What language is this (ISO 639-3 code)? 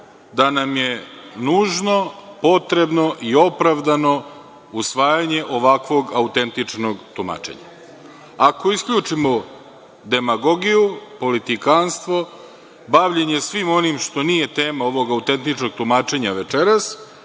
srp